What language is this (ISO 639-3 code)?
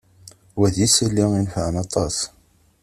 kab